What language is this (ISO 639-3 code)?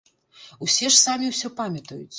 bel